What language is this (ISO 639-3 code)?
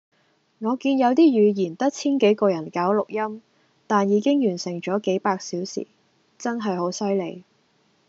yue